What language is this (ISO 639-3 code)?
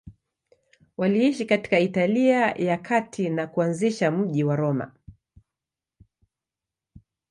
swa